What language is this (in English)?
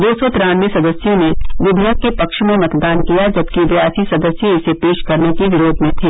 Hindi